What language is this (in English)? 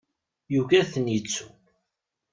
Kabyle